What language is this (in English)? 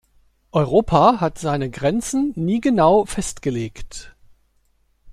German